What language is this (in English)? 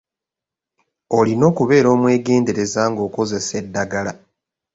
Ganda